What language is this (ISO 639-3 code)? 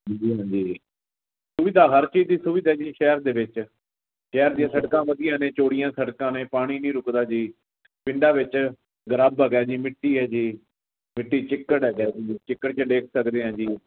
pan